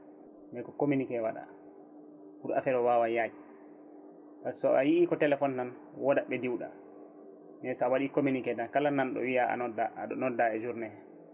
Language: Fula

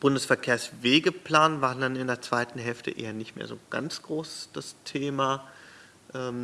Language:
German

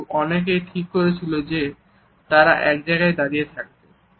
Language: Bangla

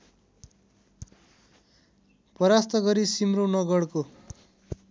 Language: Nepali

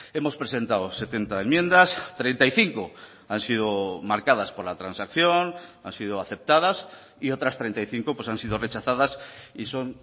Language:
Spanish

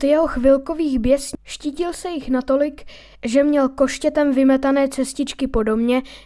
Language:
Czech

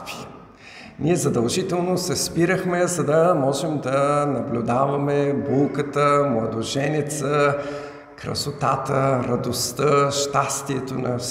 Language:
Bulgarian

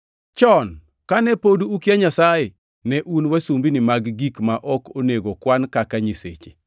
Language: Luo (Kenya and Tanzania)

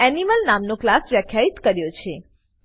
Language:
Gujarati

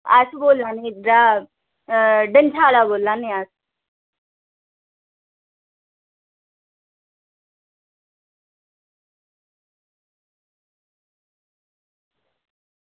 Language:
Dogri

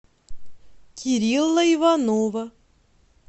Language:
Russian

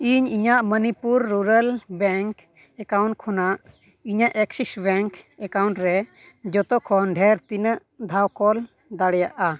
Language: Santali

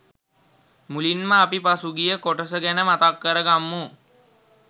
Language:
Sinhala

